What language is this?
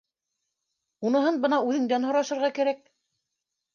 Bashkir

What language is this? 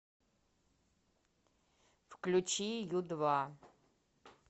Russian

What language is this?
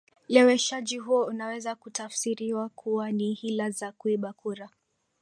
Swahili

